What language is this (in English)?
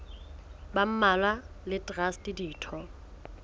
Southern Sotho